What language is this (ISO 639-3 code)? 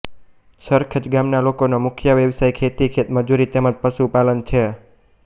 guj